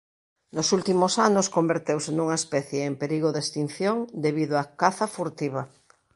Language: Galician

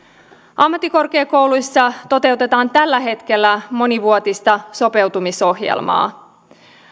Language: Finnish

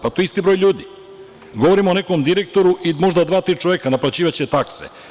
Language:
Serbian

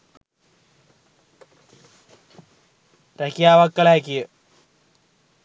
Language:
Sinhala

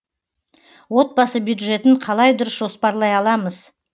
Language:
Kazakh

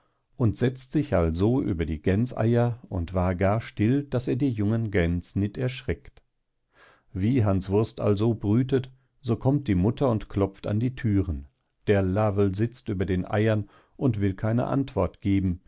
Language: German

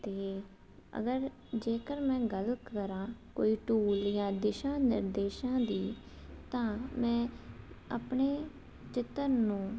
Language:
Punjabi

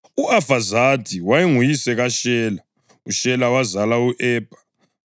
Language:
North Ndebele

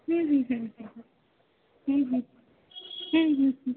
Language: Marathi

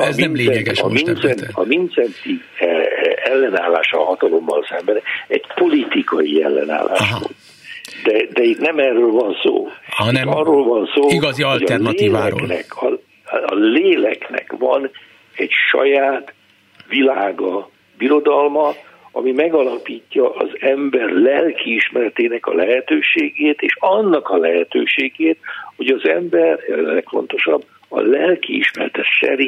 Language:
Hungarian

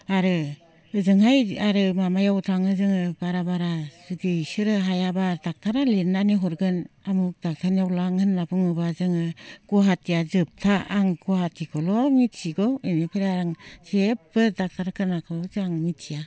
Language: Bodo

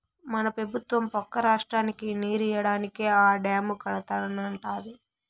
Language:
Telugu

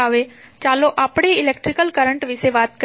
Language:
Gujarati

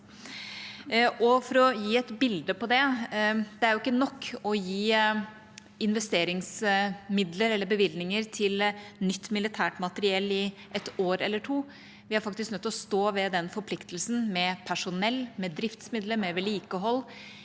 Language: Norwegian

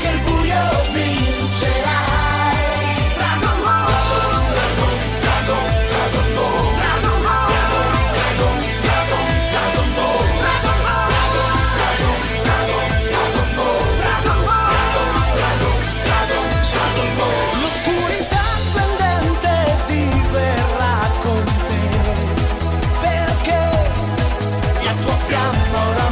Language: Polish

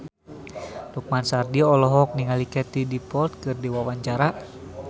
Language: Sundanese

